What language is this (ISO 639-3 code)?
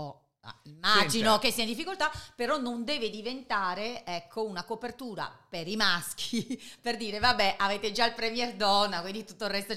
ita